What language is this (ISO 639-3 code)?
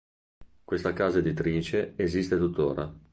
ita